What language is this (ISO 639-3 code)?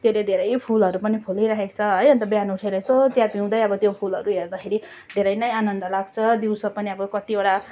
nep